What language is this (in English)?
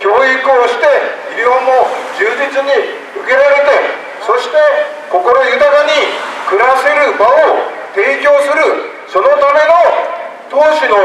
Japanese